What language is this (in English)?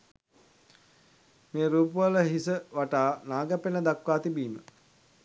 Sinhala